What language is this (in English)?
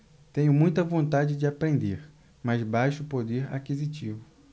Portuguese